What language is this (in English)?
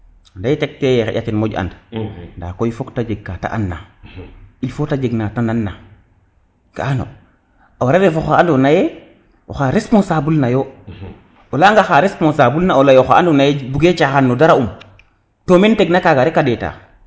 Serer